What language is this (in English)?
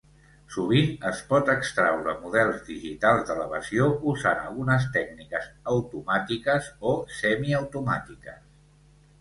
Catalan